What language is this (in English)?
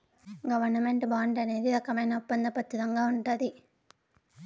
Telugu